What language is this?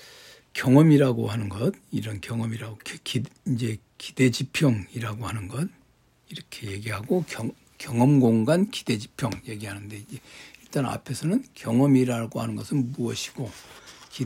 Korean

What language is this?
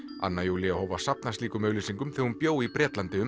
Icelandic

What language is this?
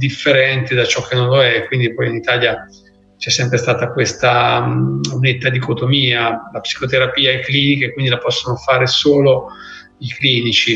Italian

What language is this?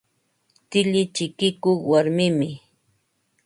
Ambo-Pasco Quechua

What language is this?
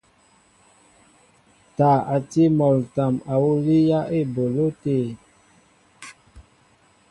Mbo (Cameroon)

